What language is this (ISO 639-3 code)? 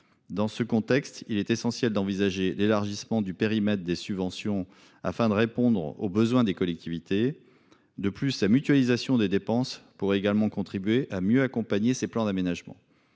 fra